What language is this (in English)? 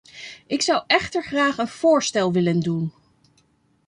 Dutch